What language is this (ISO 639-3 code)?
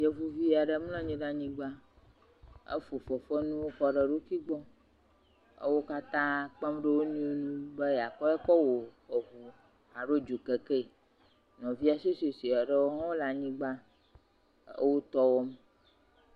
ewe